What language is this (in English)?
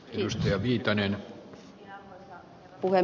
Finnish